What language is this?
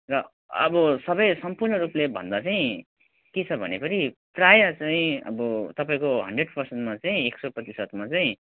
Nepali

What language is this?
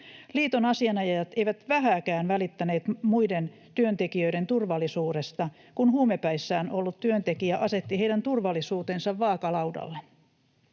Finnish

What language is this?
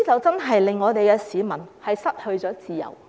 Cantonese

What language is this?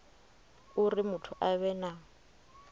Venda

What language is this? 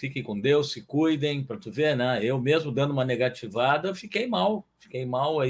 Portuguese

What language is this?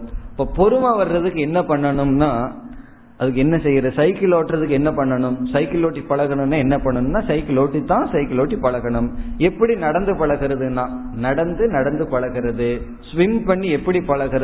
Tamil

